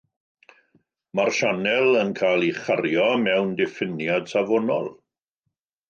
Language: Welsh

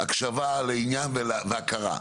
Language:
Hebrew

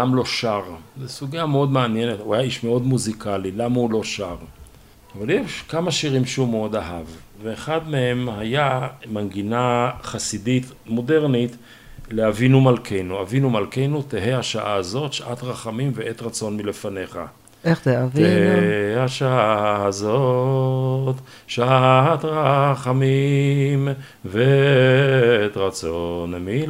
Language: Hebrew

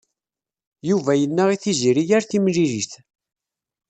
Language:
Kabyle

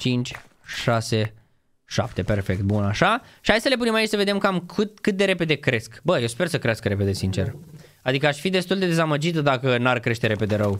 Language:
Romanian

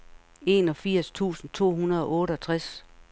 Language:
Danish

